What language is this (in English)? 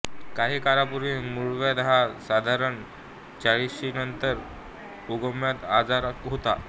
Marathi